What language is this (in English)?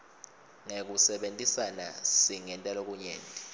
Swati